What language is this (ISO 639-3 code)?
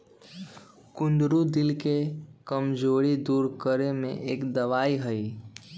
mag